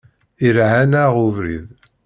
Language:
Kabyle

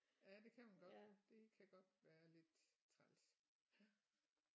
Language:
Danish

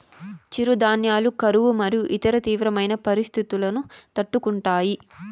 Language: Telugu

